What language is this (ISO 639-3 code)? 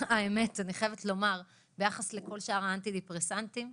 heb